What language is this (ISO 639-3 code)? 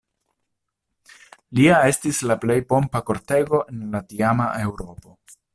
epo